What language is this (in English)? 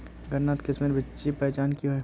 Magahi